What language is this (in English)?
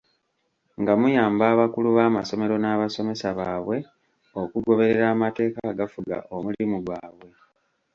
Ganda